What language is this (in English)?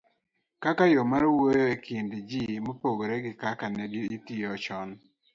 Luo (Kenya and Tanzania)